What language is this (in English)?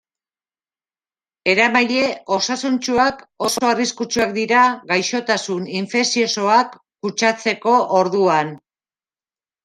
Basque